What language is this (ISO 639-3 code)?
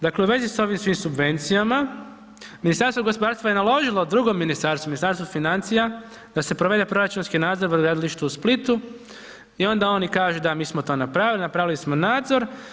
hrv